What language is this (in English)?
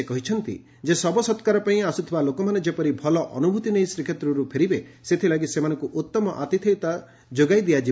Odia